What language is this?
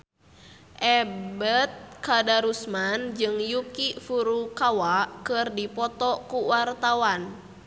Sundanese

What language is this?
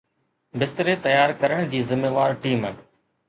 Sindhi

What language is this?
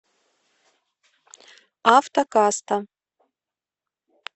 Russian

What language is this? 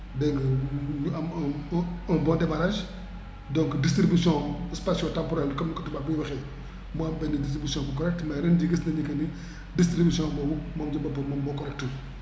Wolof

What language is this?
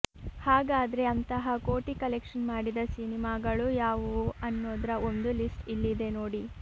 Kannada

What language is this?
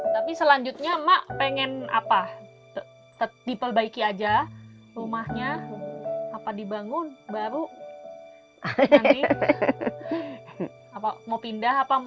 Indonesian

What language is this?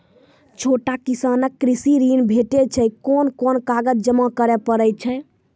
Maithili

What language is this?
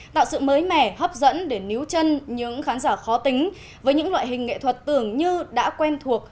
Vietnamese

